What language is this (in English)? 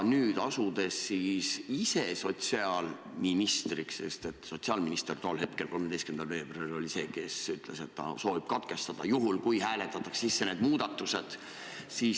Estonian